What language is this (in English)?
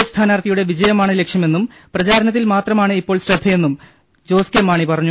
Malayalam